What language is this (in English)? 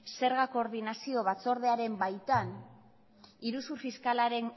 Basque